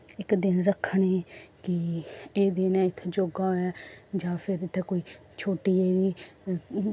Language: Dogri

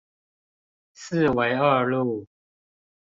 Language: Chinese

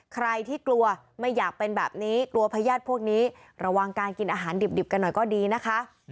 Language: Thai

